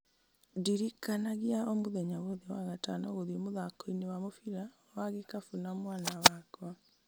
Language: Kikuyu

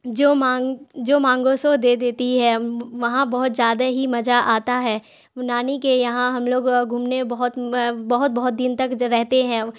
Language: Urdu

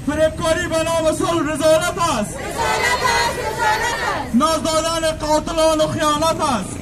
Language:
Persian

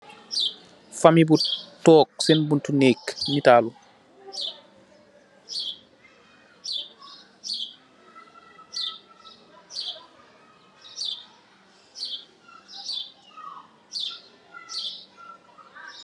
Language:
Wolof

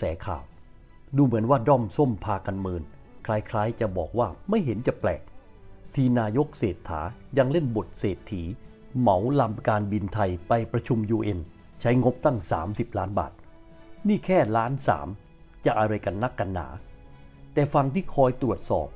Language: Thai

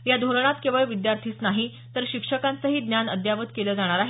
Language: Marathi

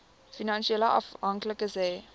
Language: Afrikaans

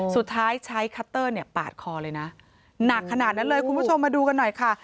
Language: Thai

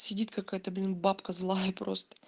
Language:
Russian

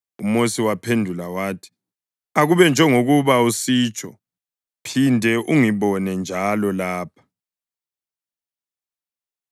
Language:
North Ndebele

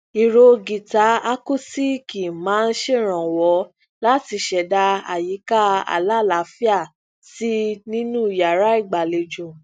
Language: Yoruba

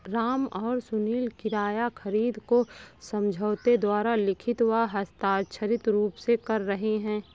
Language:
Hindi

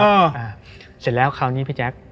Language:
Thai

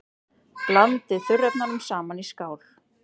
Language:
Icelandic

